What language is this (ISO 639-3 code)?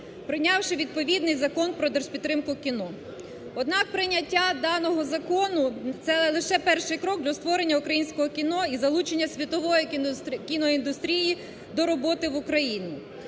ukr